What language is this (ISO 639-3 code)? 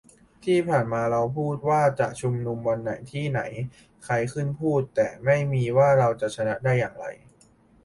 tha